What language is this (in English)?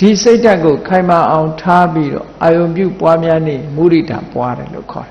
Vietnamese